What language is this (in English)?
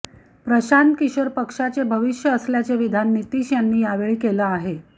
Marathi